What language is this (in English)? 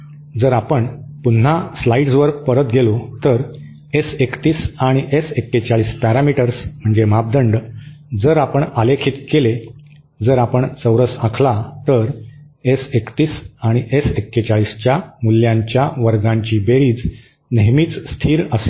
Marathi